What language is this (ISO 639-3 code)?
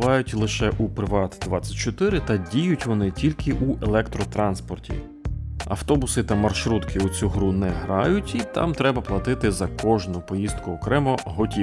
ukr